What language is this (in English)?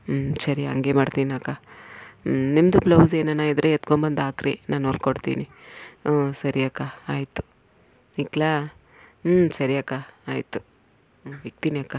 Kannada